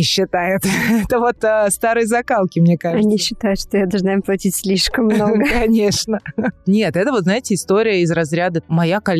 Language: Russian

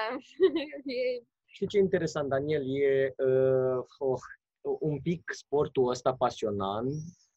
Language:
Romanian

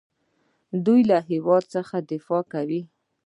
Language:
Pashto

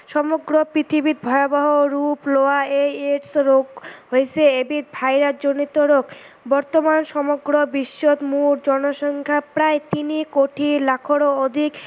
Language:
Assamese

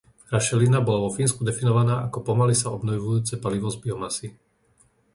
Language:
Slovak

